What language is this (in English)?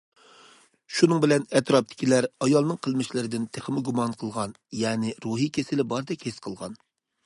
Uyghur